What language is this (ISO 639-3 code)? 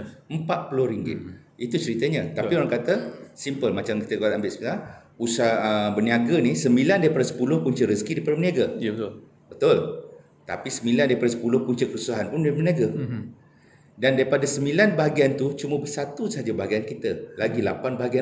msa